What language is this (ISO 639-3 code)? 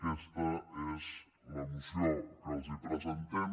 cat